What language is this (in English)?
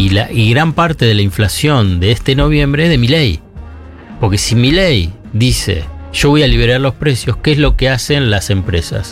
Spanish